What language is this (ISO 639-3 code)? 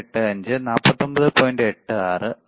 mal